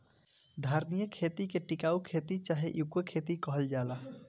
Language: Bhojpuri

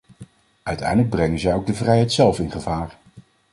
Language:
Dutch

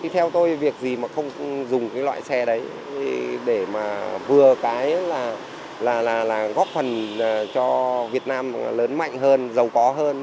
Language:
Vietnamese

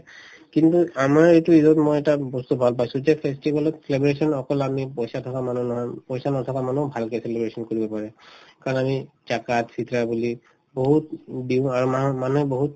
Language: Assamese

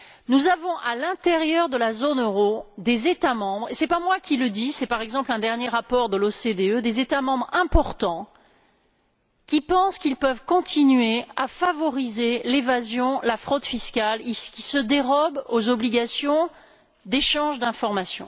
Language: French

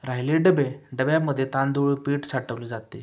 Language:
Marathi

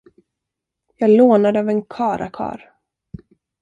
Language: Swedish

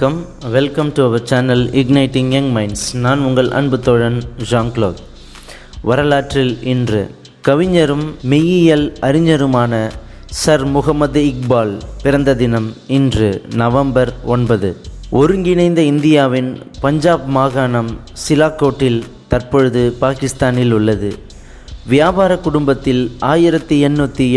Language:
Tamil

